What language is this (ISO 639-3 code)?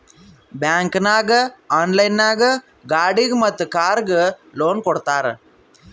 kan